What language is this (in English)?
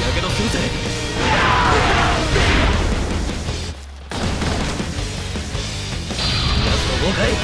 Japanese